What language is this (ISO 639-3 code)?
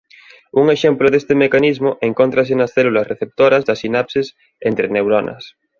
glg